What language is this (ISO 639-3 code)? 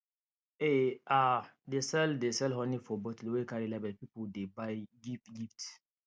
pcm